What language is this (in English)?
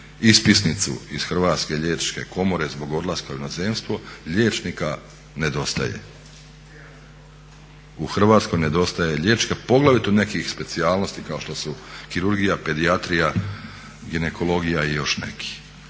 Croatian